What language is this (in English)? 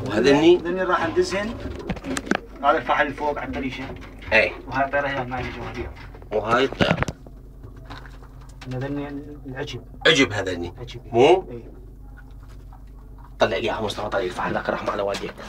Arabic